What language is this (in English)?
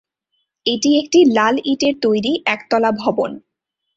Bangla